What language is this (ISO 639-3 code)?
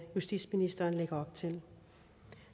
dan